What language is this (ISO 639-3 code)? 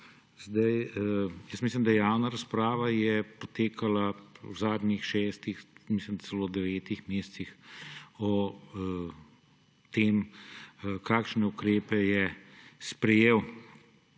slv